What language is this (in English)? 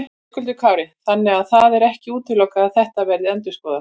Icelandic